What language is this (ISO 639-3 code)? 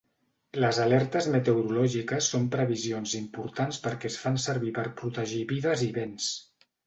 cat